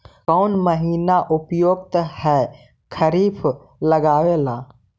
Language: Magahi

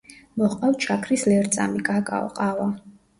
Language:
Georgian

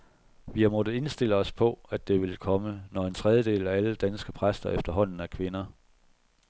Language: Danish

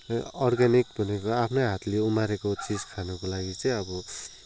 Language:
Nepali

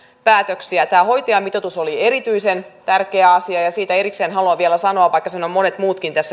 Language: Finnish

